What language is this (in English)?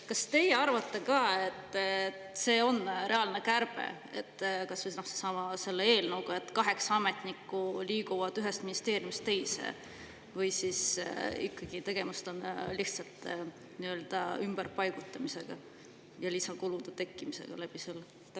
Estonian